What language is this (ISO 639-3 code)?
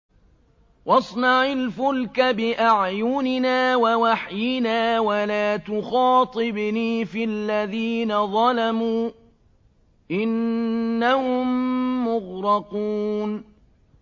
ara